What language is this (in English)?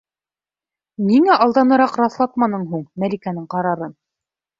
Bashkir